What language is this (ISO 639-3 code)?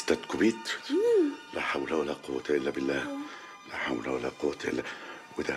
ara